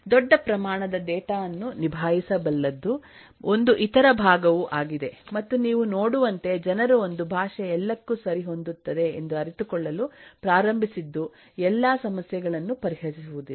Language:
Kannada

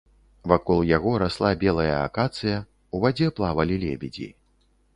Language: Belarusian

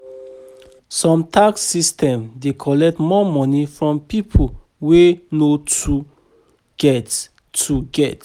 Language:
Nigerian Pidgin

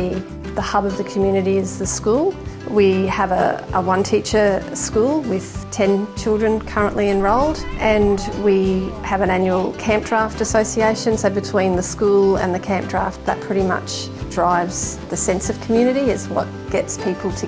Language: English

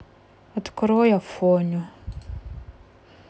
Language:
Russian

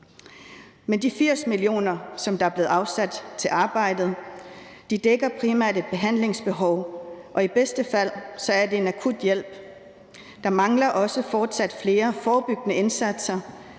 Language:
Danish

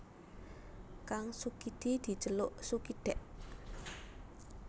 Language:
Javanese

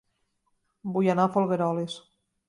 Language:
Catalan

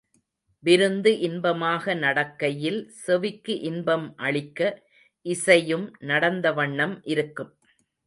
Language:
Tamil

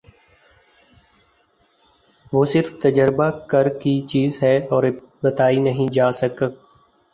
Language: Urdu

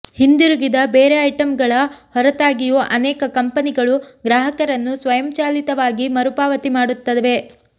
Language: Kannada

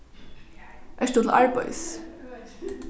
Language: Faroese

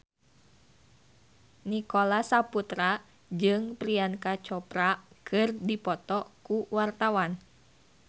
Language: Sundanese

